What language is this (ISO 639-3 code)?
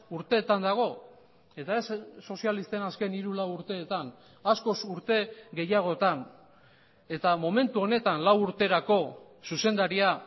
eus